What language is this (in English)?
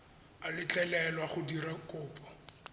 Tswana